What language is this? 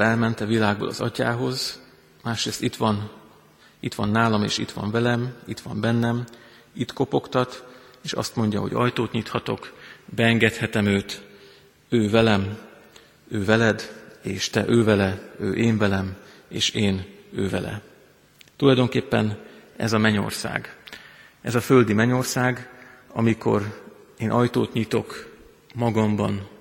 Hungarian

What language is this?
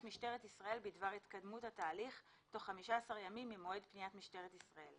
Hebrew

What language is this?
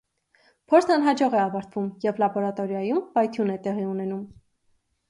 Armenian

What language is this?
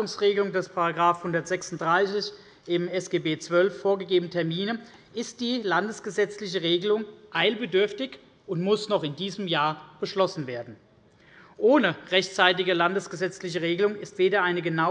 German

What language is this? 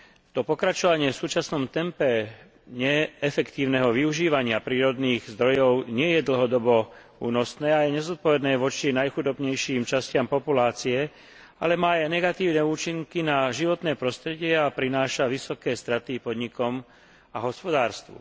Slovak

